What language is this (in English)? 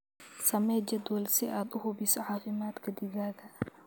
Somali